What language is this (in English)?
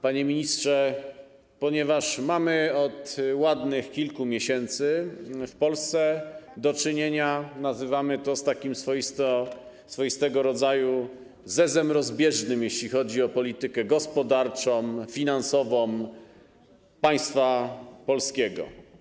Polish